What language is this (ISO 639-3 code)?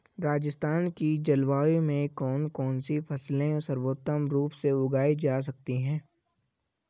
hin